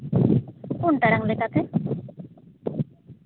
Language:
Santali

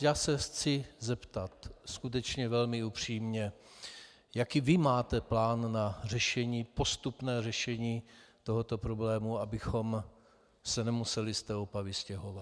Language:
Czech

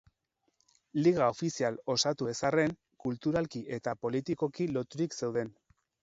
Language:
Basque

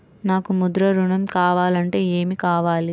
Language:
Telugu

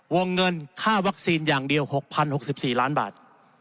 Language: Thai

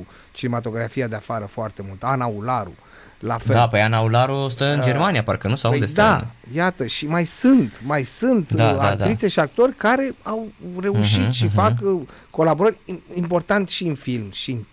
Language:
Romanian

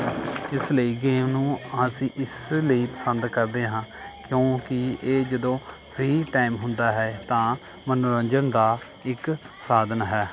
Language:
Punjabi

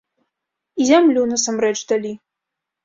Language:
Belarusian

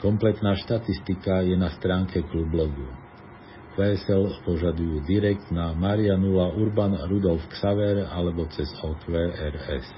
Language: Slovak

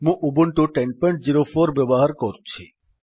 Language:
Odia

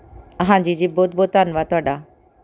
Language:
Punjabi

